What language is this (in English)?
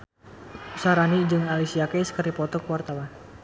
Sundanese